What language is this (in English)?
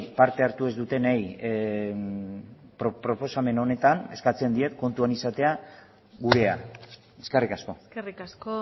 Basque